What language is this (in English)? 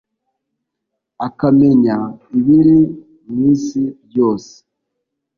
Kinyarwanda